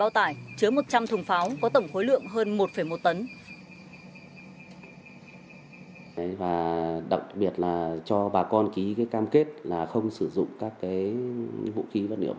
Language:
Vietnamese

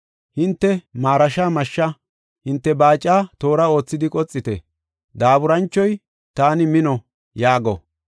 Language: Gofa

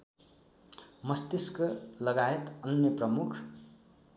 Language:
Nepali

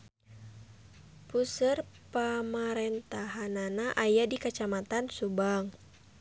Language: Sundanese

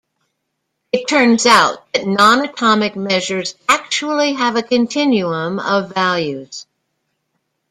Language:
English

